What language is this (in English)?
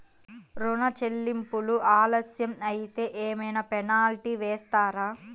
Telugu